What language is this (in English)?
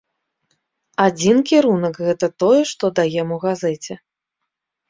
Belarusian